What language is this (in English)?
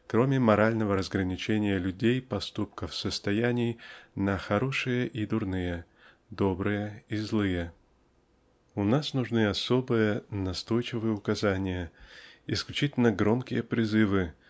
Russian